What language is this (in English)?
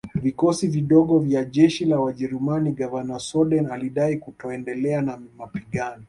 Swahili